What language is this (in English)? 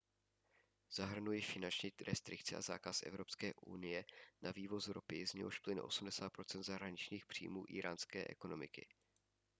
Czech